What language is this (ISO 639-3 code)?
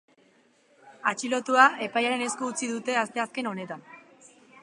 eus